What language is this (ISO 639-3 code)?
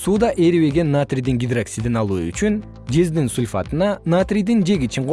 kir